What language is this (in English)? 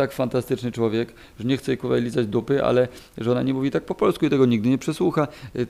Polish